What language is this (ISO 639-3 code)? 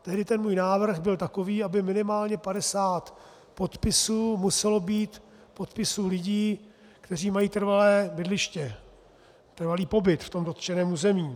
ces